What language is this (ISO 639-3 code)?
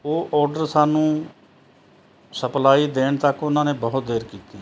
pan